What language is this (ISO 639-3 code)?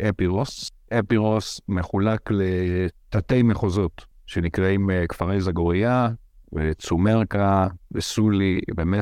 heb